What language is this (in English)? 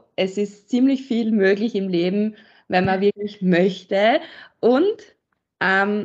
German